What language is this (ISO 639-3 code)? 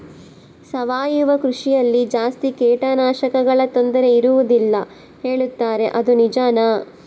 kan